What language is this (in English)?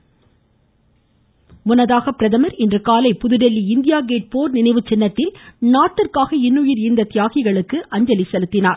Tamil